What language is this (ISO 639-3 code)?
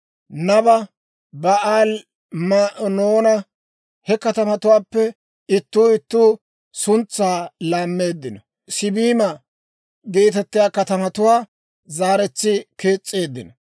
dwr